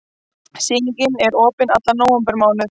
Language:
Icelandic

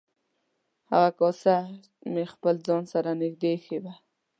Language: Pashto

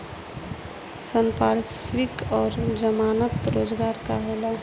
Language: Bhojpuri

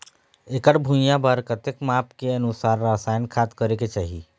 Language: Chhattisgarhi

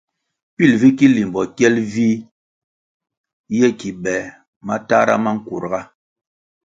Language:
Kwasio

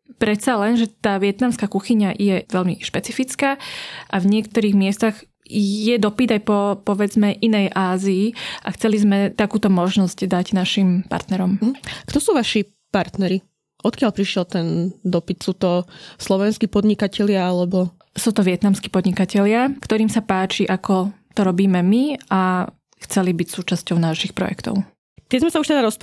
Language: Slovak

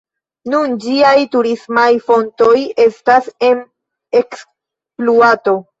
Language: Esperanto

